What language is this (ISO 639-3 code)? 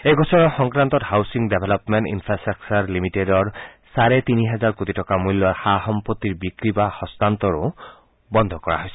asm